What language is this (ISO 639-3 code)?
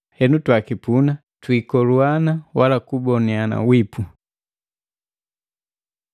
mgv